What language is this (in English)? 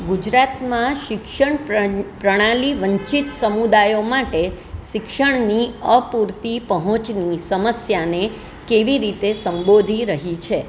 Gujarati